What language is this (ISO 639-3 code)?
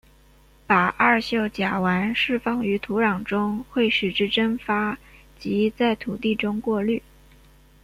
zho